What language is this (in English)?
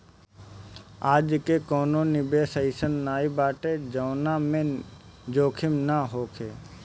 Bhojpuri